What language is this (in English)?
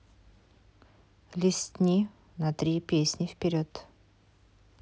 Russian